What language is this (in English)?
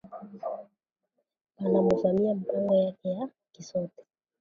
Swahili